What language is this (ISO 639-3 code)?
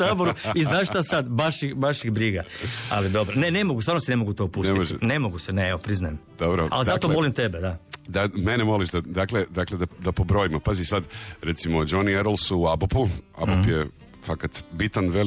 hrv